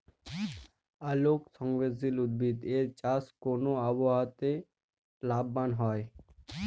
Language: Bangla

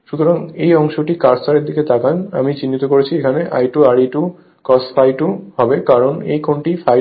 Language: Bangla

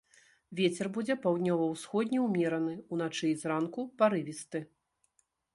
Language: Belarusian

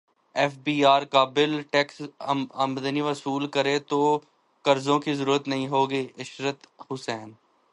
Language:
Urdu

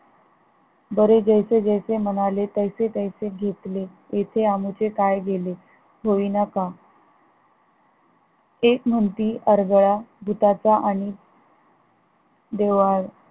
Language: Marathi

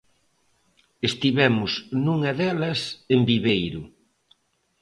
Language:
Galician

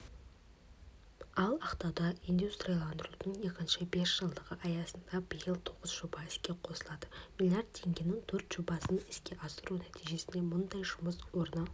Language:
Kazakh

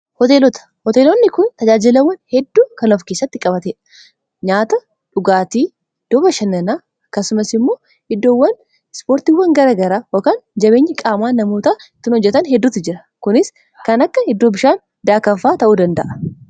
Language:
Oromo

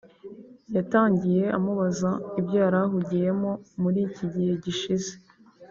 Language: Kinyarwanda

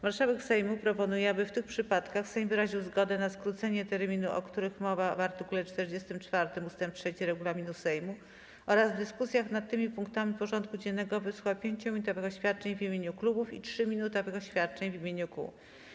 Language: Polish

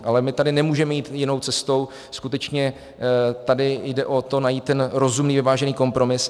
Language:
Czech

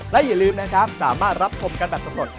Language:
Thai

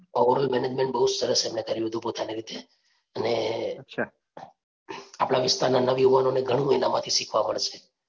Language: Gujarati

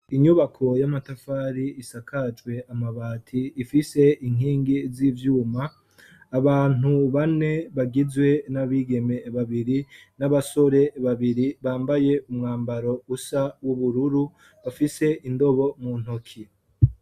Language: Rundi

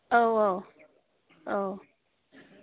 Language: Bodo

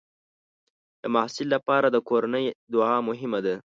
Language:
Pashto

